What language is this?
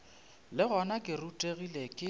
Northern Sotho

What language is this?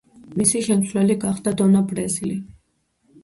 Georgian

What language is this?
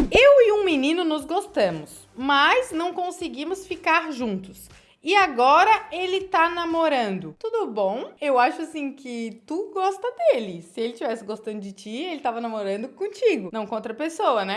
Portuguese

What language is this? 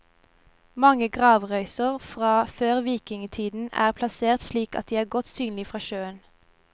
Norwegian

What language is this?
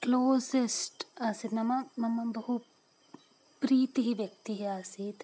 Sanskrit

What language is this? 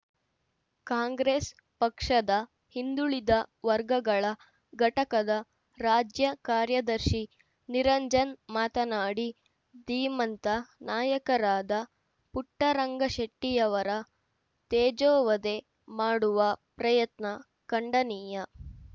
Kannada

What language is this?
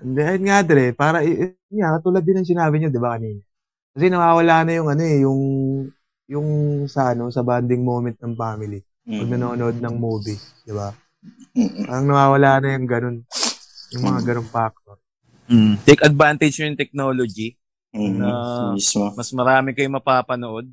Filipino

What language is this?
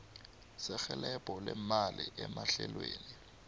South Ndebele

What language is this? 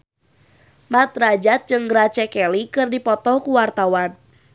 Sundanese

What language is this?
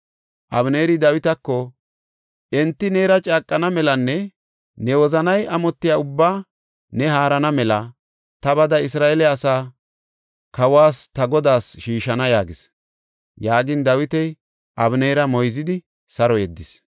Gofa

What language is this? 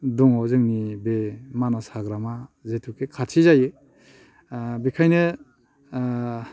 Bodo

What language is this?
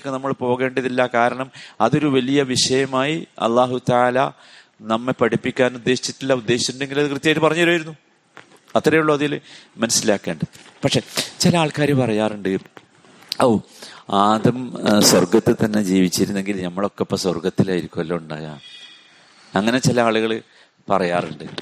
Malayalam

